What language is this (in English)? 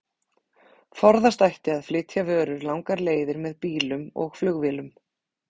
Icelandic